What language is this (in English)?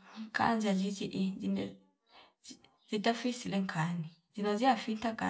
Fipa